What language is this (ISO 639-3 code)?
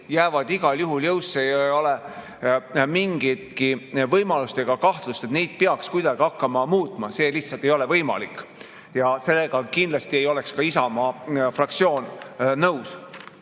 est